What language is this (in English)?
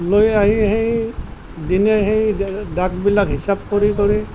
Assamese